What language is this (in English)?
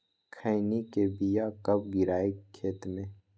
Magahi